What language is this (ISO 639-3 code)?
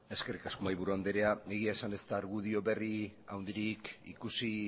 eus